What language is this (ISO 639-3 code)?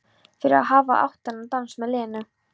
isl